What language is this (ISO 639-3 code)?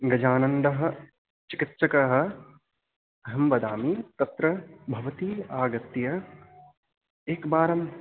san